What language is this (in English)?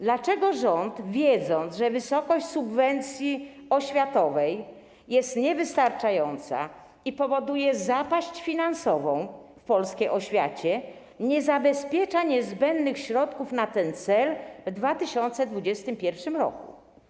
Polish